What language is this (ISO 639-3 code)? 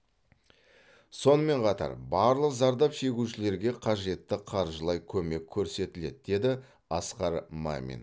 kaz